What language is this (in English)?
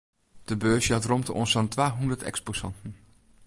Western Frisian